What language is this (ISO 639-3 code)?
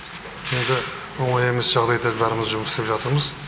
kaz